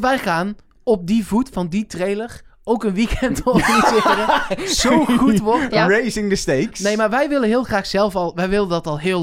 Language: Dutch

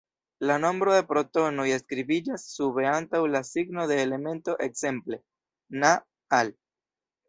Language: Esperanto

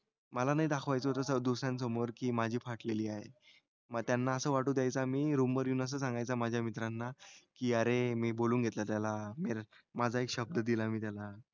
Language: Marathi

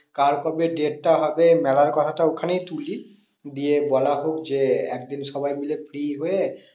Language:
Bangla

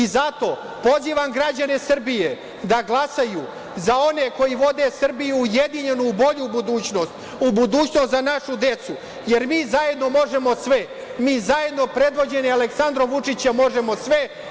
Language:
Serbian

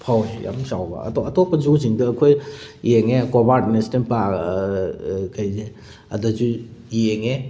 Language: Manipuri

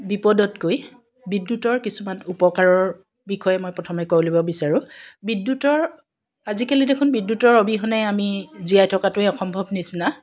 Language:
Assamese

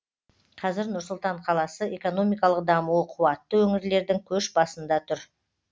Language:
Kazakh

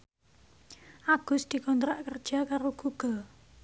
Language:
Javanese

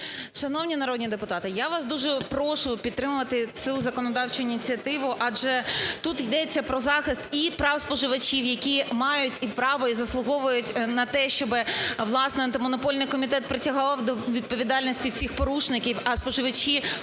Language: Ukrainian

